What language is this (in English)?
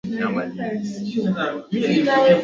Swahili